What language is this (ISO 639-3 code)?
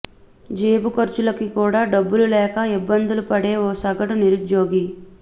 tel